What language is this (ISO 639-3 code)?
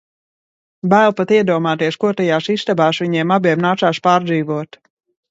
lav